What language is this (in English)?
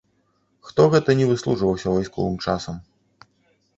Belarusian